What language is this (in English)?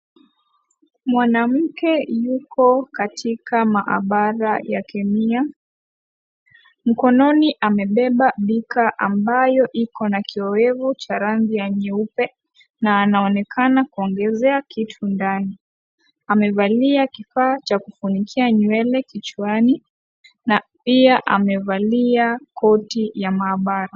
Swahili